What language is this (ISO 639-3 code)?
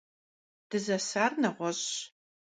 kbd